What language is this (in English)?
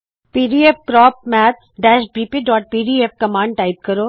Punjabi